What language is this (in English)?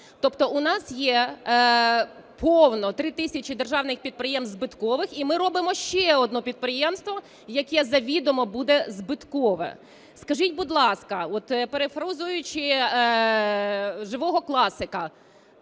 Ukrainian